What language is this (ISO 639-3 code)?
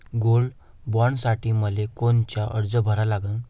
mar